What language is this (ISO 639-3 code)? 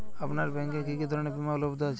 ben